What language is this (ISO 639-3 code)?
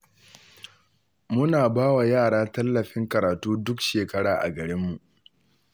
hau